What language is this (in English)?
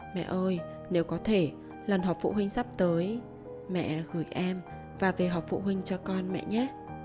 Vietnamese